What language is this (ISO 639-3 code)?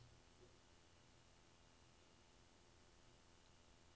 nor